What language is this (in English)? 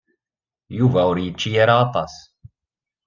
Kabyle